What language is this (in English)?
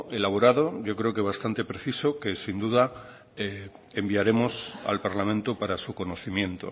Spanish